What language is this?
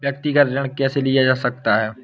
Hindi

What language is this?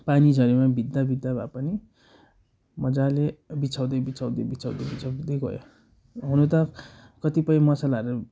Nepali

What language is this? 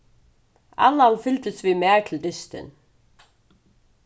Faroese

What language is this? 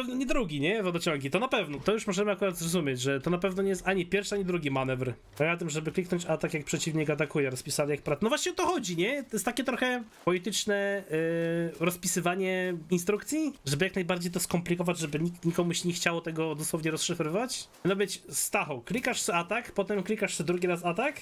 Polish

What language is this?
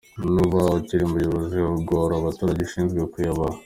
Kinyarwanda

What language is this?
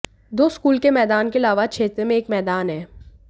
Hindi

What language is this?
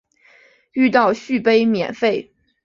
Chinese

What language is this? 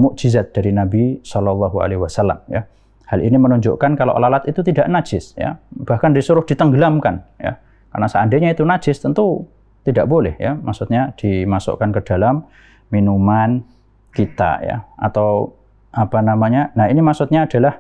Indonesian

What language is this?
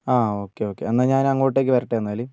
Malayalam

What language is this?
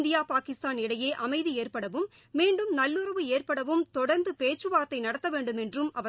Tamil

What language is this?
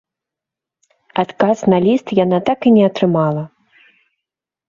Belarusian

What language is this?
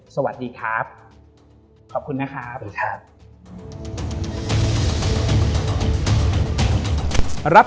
Thai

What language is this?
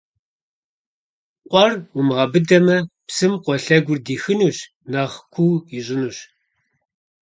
Kabardian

